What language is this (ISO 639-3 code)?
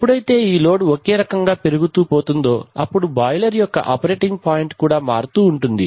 tel